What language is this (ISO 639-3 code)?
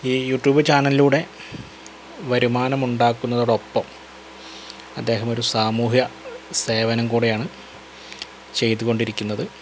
mal